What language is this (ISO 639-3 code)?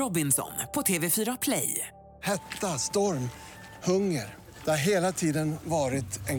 swe